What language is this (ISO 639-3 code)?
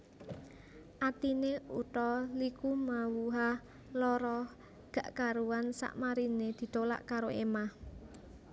jav